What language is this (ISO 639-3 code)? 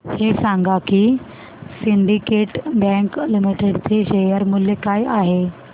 mar